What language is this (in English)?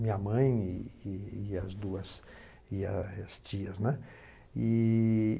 Portuguese